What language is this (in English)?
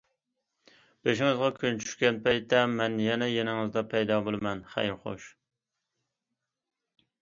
Uyghur